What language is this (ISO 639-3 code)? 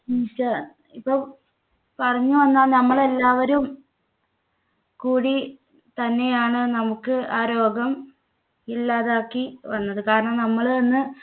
mal